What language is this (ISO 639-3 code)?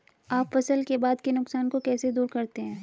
hin